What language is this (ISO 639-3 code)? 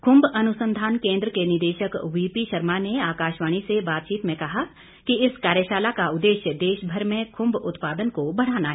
hin